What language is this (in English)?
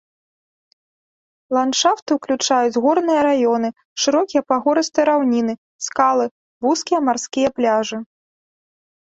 Belarusian